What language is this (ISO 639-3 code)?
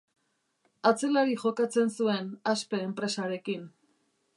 eus